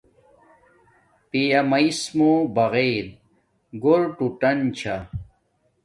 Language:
Domaaki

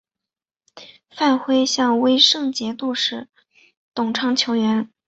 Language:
Chinese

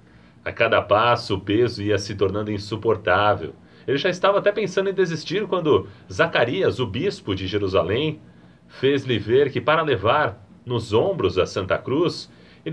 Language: Portuguese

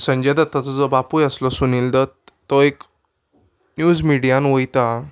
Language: Konkani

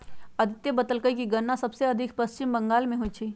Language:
Magahi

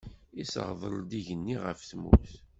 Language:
Kabyle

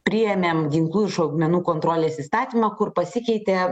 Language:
Lithuanian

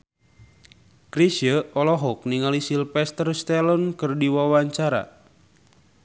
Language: Sundanese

